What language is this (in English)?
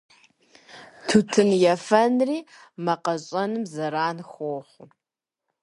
Kabardian